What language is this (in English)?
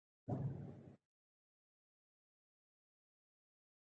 Pashto